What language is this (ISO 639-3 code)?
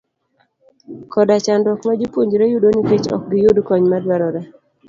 luo